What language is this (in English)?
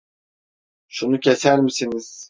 Turkish